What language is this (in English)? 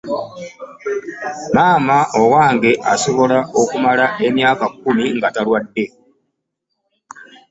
Ganda